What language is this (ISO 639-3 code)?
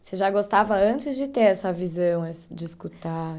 por